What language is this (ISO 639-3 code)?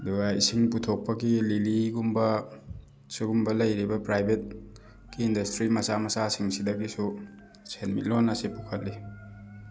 mni